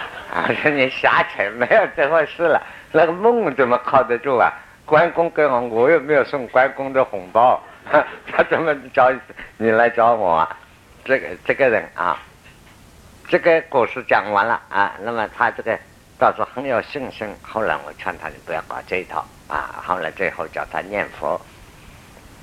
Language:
Chinese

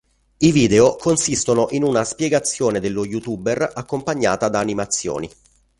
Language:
Italian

